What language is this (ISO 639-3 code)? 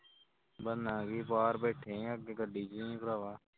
pan